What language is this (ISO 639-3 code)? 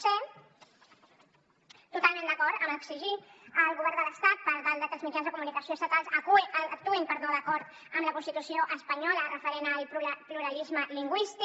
cat